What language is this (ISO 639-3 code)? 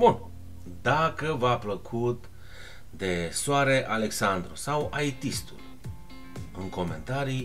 ron